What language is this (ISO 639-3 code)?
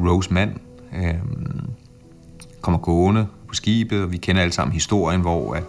dan